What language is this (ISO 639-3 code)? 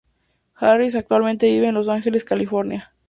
spa